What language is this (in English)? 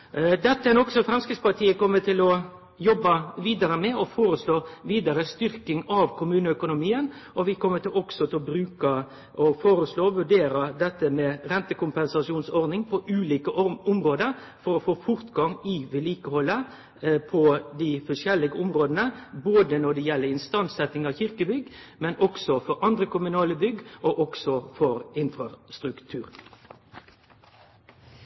Norwegian